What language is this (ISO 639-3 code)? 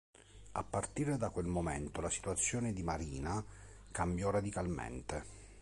ita